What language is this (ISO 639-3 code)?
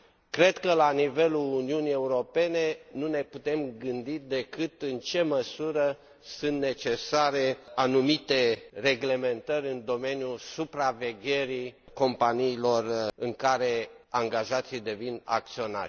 ron